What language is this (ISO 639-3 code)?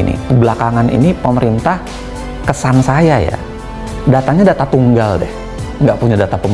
ind